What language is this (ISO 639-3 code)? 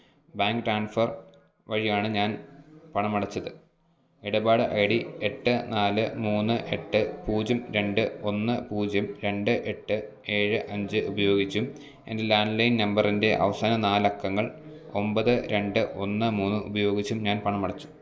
mal